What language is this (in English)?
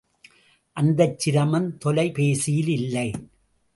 Tamil